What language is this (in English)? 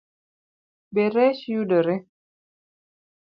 Luo (Kenya and Tanzania)